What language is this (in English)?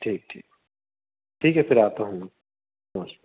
Hindi